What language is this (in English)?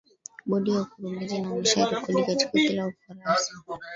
Swahili